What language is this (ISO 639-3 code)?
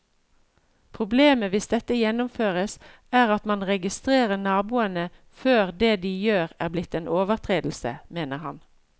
nor